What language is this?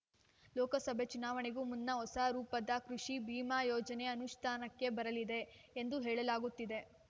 Kannada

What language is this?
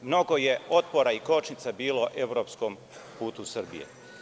Serbian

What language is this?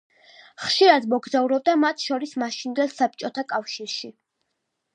Georgian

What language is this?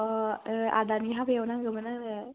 Bodo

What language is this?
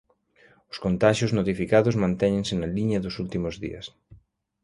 Galician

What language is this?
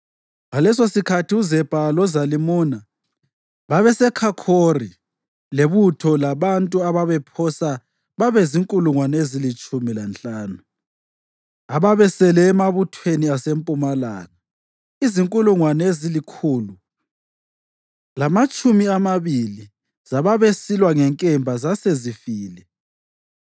North Ndebele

